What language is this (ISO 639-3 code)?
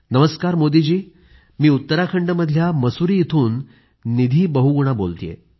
mar